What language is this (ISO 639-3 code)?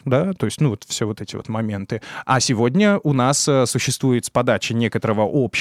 rus